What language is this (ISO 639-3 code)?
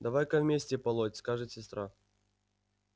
rus